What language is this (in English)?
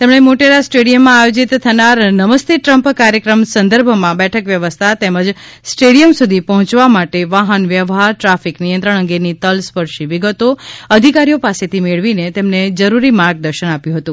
Gujarati